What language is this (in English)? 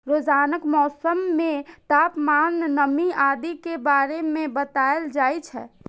Maithili